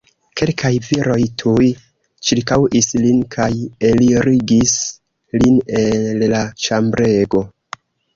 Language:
Esperanto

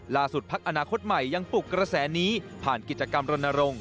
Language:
Thai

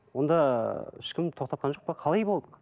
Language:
Kazakh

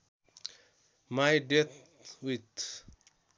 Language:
Nepali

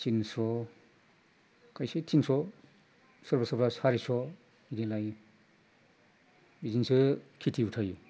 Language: Bodo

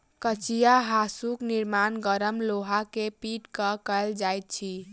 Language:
Maithili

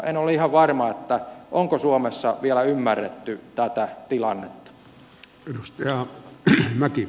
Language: Finnish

